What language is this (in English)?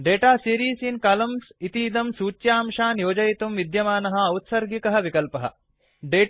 Sanskrit